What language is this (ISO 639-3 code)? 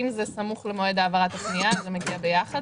heb